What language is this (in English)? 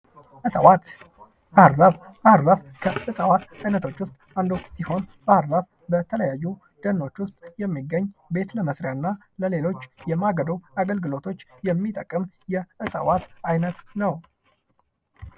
Amharic